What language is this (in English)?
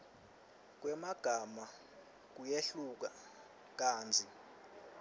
Swati